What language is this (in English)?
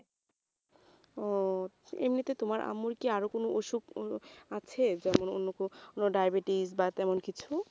Bangla